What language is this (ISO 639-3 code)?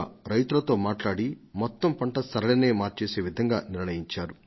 tel